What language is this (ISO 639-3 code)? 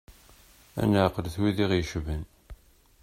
kab